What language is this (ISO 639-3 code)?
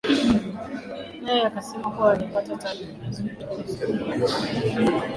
swa